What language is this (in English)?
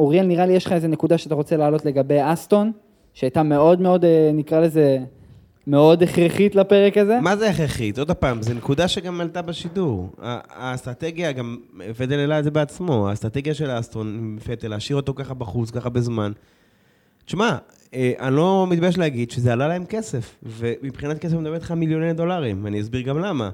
Hebrew